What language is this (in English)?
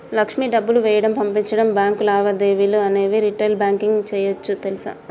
Telugu